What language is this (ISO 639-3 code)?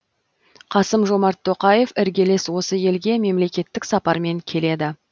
kaz